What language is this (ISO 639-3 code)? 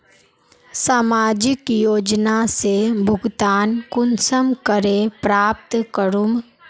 mag